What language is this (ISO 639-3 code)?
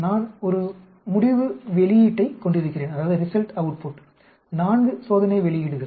tam